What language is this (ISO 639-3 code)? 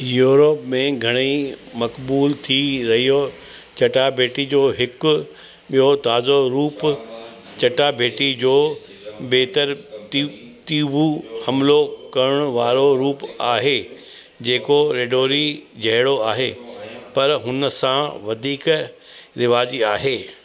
snd